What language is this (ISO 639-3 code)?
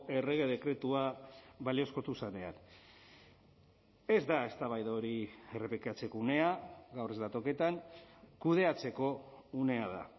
eus